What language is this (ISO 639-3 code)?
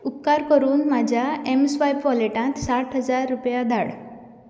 kok